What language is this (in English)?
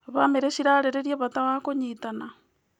Kikuyu